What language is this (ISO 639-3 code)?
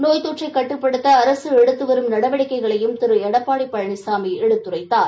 tam